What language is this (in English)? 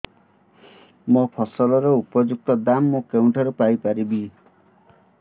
Odia